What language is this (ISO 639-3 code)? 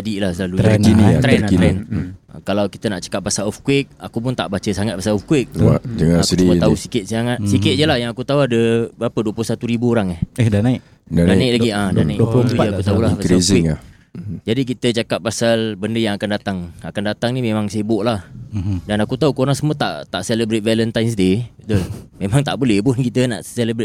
msa